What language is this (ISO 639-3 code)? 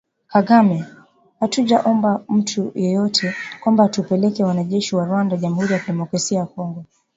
swa